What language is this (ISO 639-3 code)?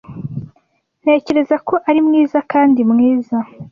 kin